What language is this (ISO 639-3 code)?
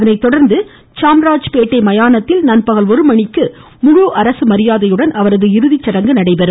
tam